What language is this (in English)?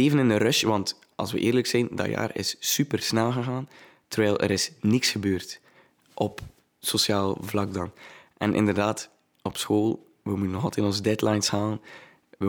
Dutch